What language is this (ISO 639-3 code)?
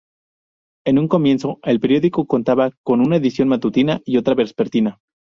spa